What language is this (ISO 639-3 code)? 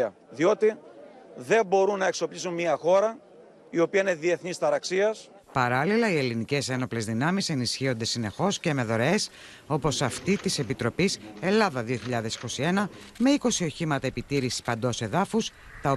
ell